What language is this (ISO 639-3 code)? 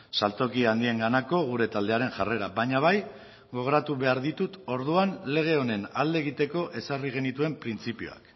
eus